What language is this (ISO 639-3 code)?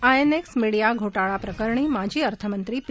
mar